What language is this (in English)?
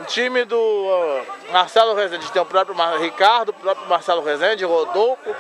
Portuguese